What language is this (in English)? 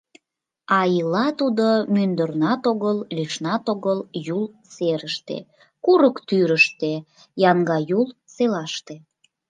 Mari